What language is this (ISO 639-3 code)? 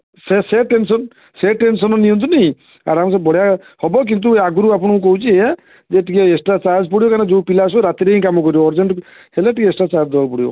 ori